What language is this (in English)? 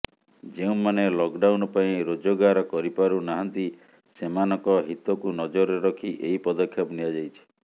Odia